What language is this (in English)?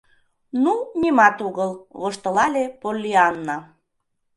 Mari